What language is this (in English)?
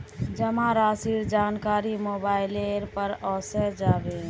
Magahi